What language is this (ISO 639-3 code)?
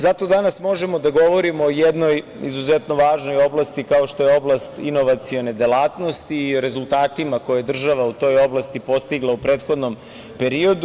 srp